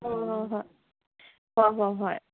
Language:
Manipuri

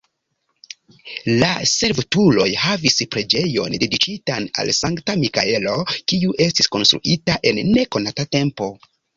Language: Esperanto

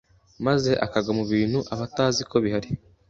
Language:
Kinyarwanda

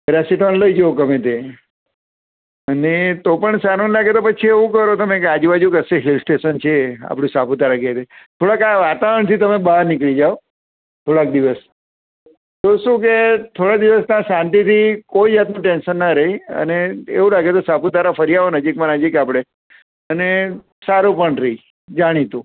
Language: Gujarati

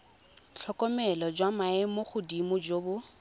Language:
Tswana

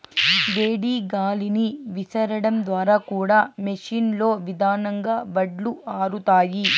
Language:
Telugu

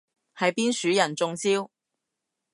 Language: Cantonese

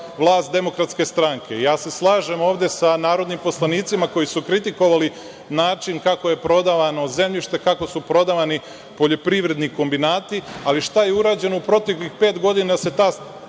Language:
Serbian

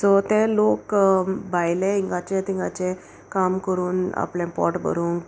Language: Konkani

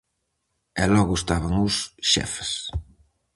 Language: Galician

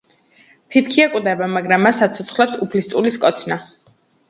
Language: Georgian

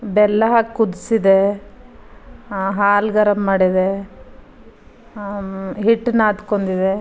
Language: Kannada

